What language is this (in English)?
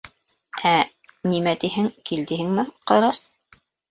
Bashkir